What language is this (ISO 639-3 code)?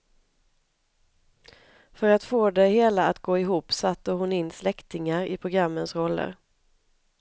swe